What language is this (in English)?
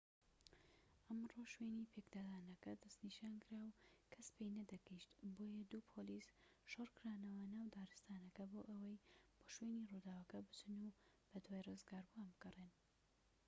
Central Kurdish